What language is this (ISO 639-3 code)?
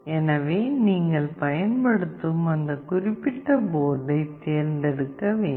tam